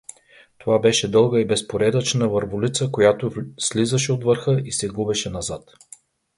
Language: Bulgarian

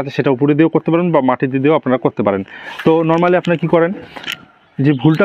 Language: Bangla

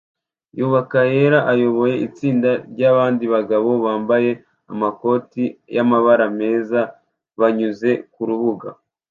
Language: Kinyarwanda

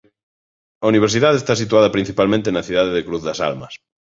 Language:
Galician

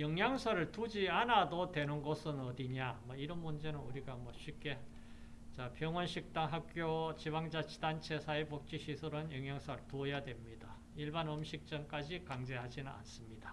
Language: Korean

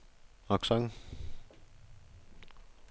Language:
Danish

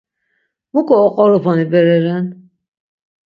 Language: Laz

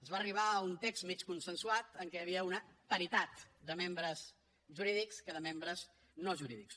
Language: Catalan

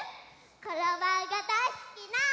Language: Japanese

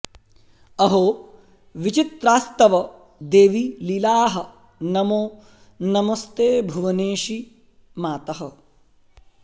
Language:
Sanskrit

